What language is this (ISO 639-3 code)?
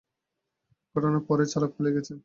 ben